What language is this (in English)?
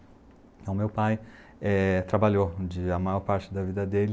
Portuguese